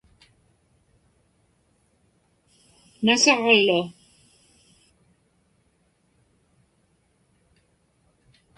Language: Inupiaq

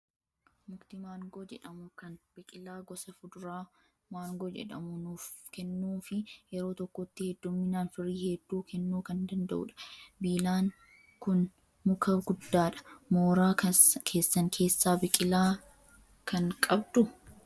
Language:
Oromo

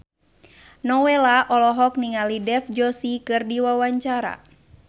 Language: Sundanese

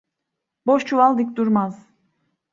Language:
Turkish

